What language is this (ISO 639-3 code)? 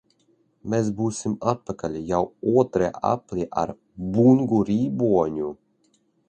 lav